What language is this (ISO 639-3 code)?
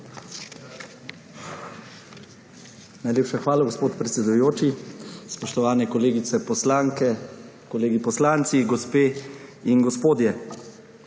slv